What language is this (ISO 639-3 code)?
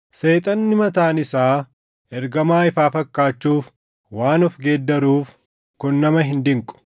orm